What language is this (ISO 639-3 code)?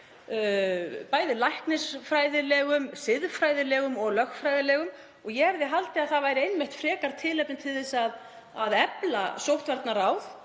isl